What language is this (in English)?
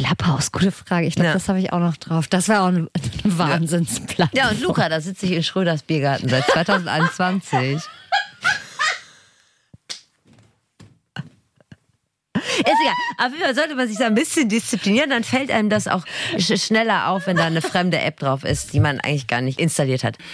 German